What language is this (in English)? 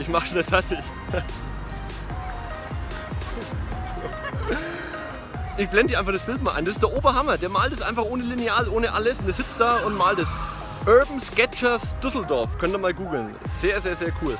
German